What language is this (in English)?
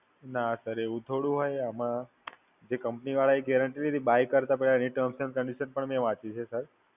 Gujarati